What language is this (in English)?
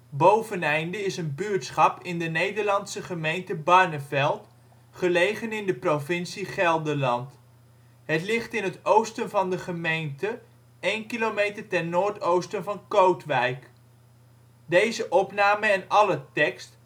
Dutch